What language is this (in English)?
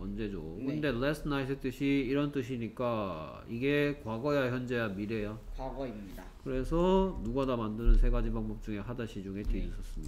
Korean